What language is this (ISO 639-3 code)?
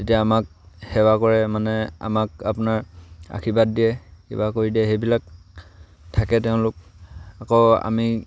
asm